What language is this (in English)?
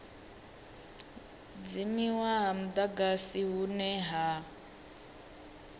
Venda